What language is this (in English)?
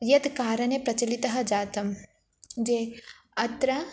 Sanskrit